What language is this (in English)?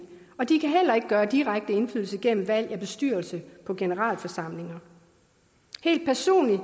Danish